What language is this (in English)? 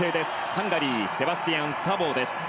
Japanese